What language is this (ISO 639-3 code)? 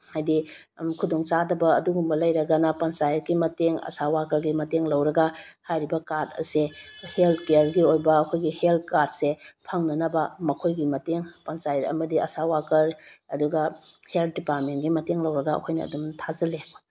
mni